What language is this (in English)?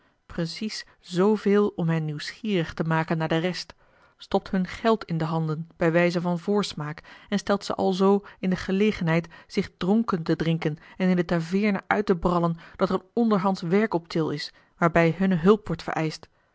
Dutch